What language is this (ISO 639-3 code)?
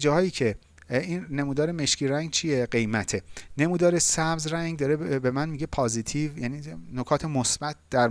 fas